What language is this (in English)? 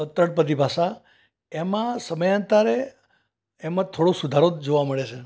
Gujarati